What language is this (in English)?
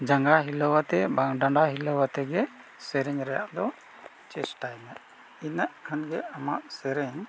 Santali